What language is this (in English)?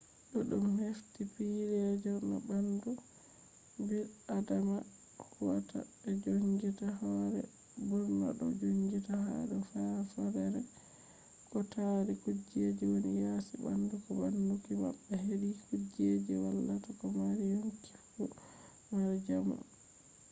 Fula